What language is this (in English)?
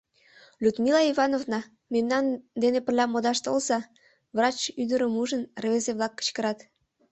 Mari